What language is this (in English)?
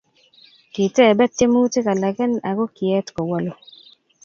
Kalenjin